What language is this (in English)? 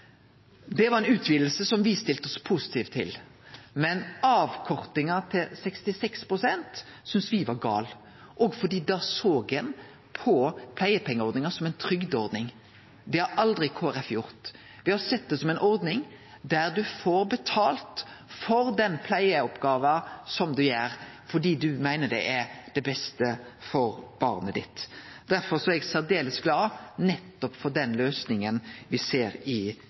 Norwegian Nynorsk